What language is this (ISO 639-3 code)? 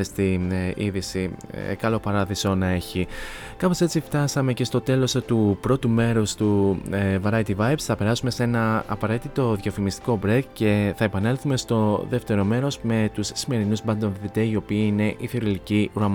ell